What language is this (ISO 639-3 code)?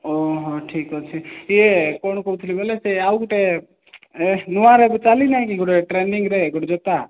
ori